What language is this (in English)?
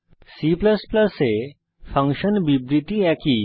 Bangla